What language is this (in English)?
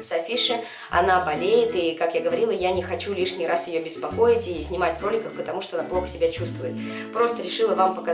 Russian